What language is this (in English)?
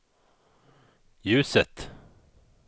Swedish